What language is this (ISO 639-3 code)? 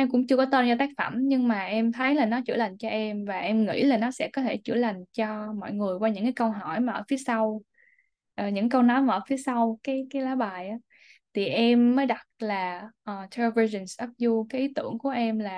vie